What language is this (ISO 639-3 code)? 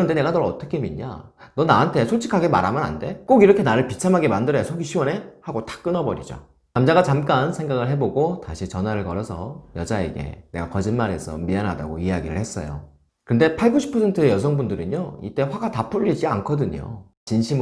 kor